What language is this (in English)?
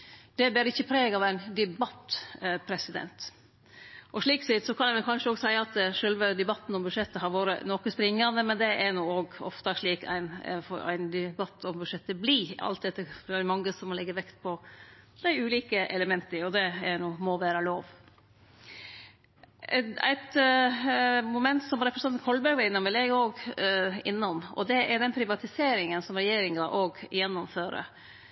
Norwegian Nynorsk